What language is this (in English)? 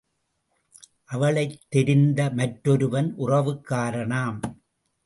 Tamil